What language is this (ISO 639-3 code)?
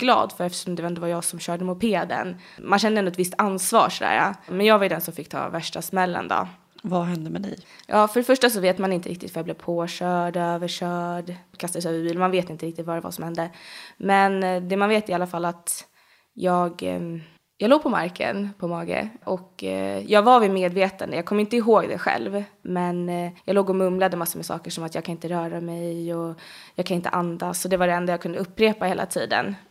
swe